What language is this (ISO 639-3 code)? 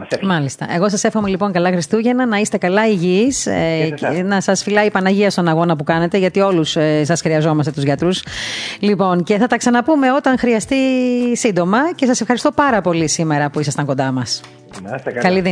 ell